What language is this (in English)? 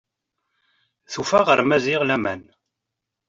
Kabyle